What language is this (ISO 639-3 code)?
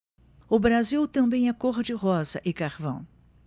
por